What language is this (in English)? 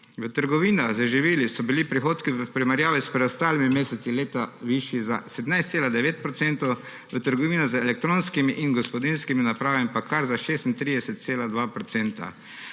Slovenian